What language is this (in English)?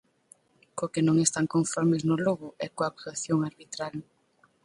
Galician